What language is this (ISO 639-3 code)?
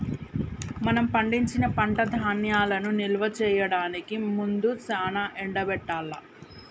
tel